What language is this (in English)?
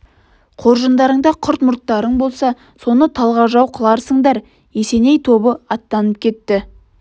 Kazakh